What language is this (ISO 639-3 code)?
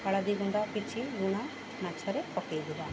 ori